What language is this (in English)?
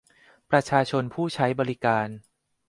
Thai